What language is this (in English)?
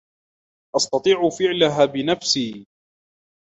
Arabic